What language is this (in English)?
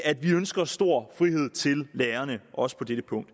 Danish